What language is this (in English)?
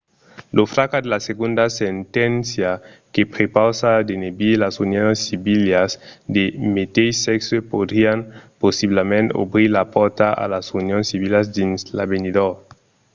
Occitan